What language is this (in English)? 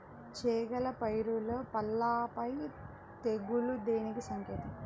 Telugu